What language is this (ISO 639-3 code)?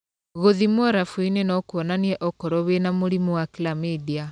kik